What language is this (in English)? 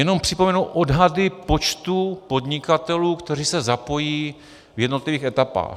Czech